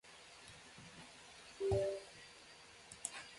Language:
Luo (Kenya and Tanzania)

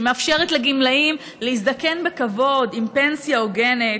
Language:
Hebrew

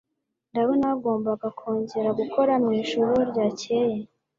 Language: Kinyarwanda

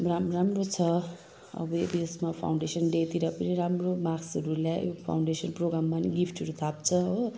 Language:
Nepali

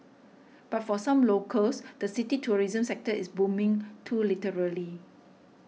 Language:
English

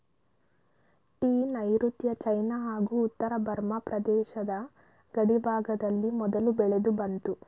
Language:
Kannada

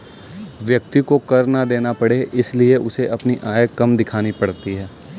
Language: Hindi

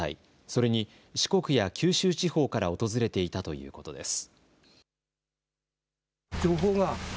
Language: Japanese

